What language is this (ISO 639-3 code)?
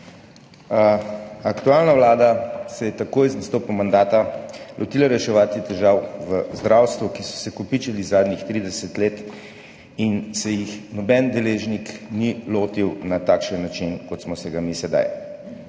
slv